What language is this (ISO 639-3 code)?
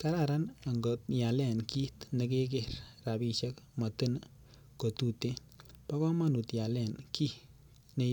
kln